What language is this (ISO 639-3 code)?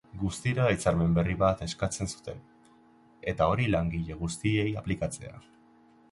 eus